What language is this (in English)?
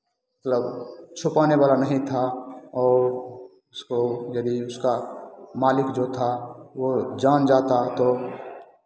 Hindi